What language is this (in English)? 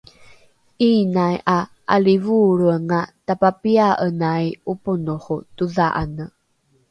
Rukai